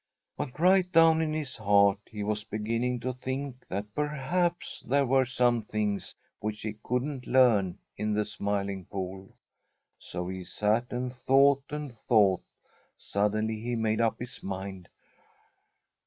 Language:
English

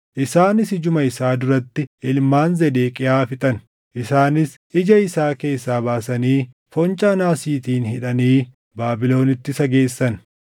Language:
Oromo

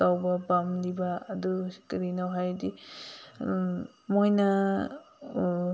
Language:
Manipuri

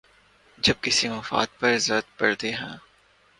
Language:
Urdu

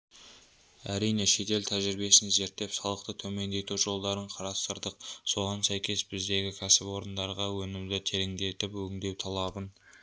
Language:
Kazakh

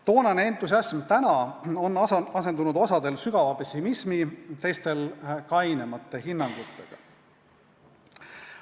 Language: Estonian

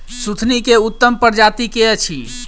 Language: Maithili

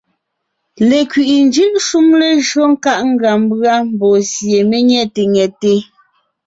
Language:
Ngiemboon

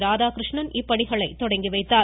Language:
Tamil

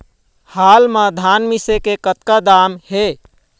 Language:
Chhattisgarhi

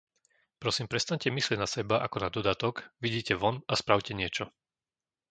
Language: Slovak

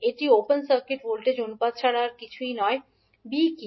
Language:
Bangla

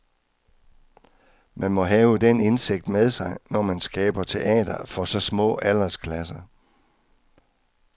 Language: Danish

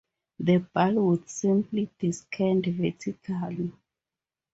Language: English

